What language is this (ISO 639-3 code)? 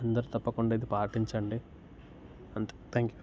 tel